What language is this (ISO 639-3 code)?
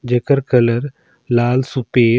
sgj